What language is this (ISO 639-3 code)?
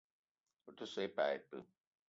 eto